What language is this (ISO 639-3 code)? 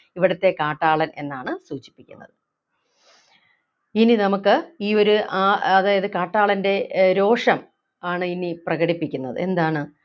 mal